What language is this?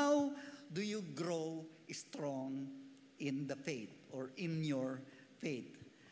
Filipino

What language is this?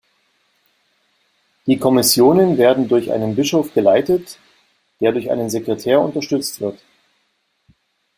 German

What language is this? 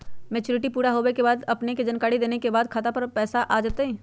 Magahi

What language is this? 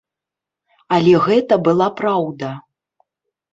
Belarusian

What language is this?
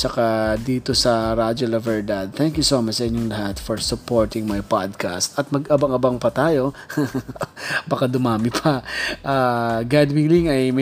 Filipino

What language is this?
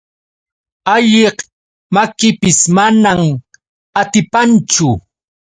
Yauyos Quechua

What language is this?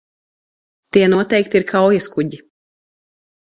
Latvian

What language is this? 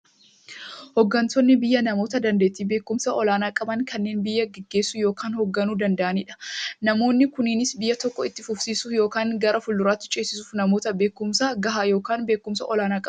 Oromo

